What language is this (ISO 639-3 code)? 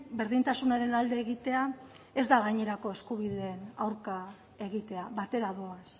eus